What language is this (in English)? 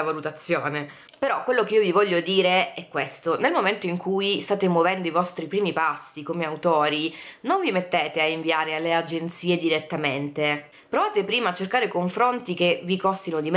Italian